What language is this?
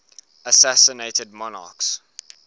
English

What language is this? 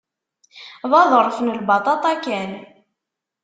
Kabyle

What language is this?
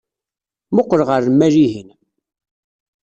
Kabyle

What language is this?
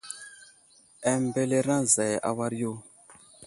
Wuzlam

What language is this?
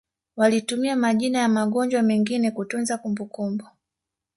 Swahili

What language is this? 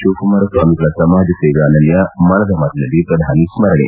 Kannada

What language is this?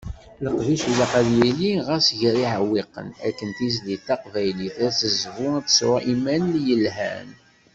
Kabyle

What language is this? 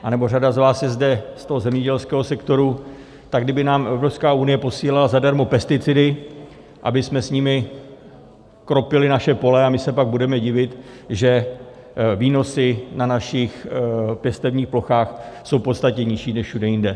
Czech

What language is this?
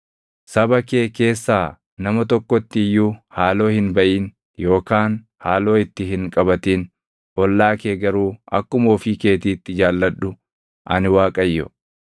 Oromo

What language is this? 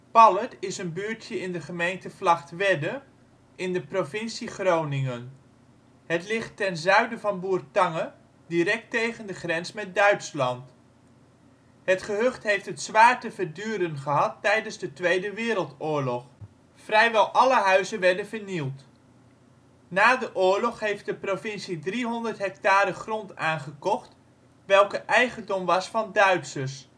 Dutch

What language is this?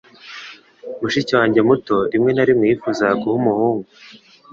Kinyarwanda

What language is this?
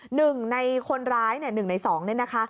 Thai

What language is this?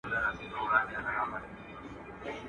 Pashto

